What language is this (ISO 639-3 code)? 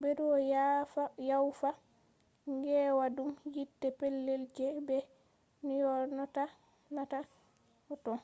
ful